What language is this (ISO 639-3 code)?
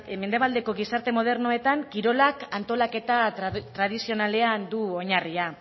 eus